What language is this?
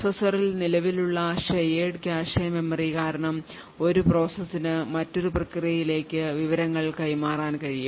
Malayalam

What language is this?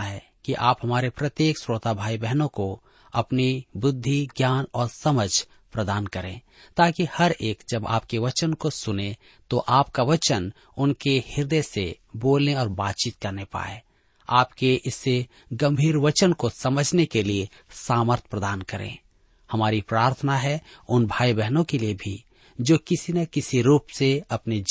Hindi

